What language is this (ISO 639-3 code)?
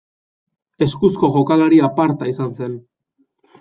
eus